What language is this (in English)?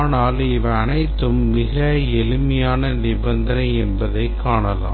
Tamil